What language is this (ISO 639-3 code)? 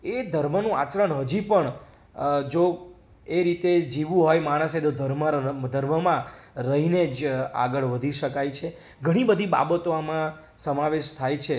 guj